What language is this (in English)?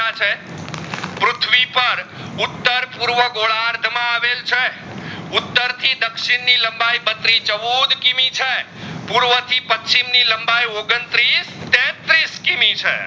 Gujarati